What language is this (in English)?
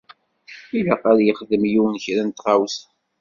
Kabyle